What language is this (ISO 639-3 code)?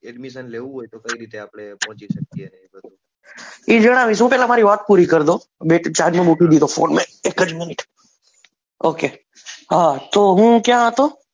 guj